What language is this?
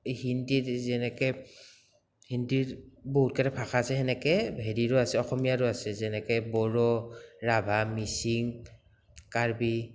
Assamese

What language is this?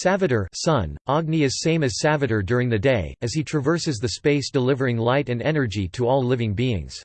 English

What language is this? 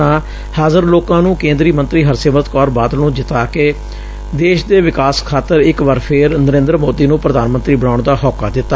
Punjabi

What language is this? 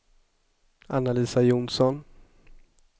Swedish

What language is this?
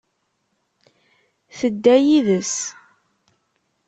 Kabyle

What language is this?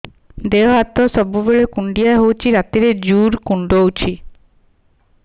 Odia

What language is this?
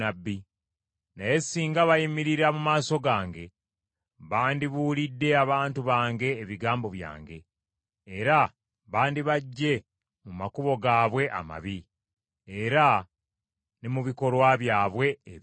Ganda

